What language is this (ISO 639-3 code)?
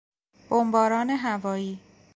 fas